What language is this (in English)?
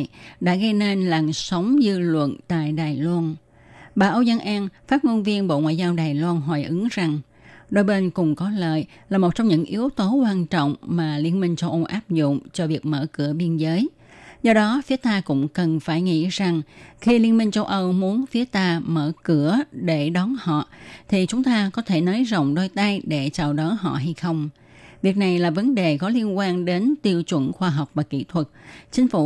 Vietnamese